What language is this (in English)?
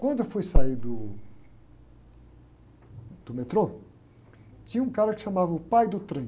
Portuguese